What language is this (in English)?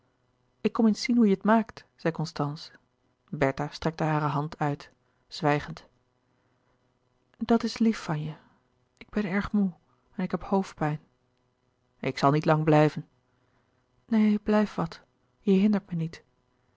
Dutch